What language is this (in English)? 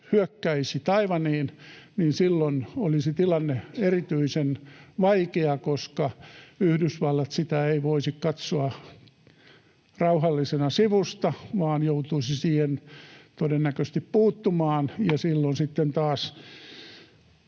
Finnish